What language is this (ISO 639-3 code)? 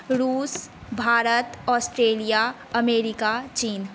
mai